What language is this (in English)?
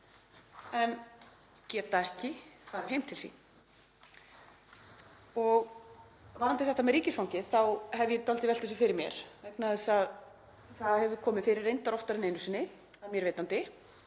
Icelandic